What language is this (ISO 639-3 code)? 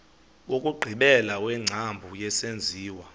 xho